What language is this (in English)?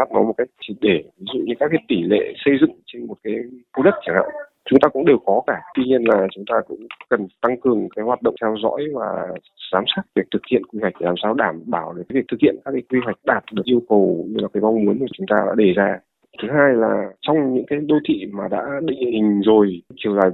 Vietnamese